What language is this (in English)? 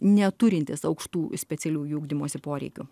Lithuanian